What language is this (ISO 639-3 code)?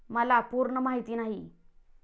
mar